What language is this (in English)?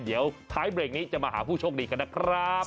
Thai